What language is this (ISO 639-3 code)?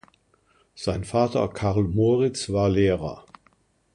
deu